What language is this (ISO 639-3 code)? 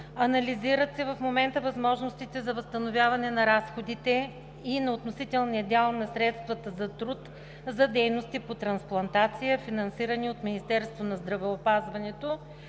bul